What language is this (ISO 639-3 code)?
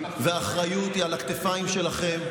heb